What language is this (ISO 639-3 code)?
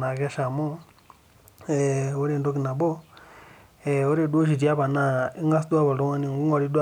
mas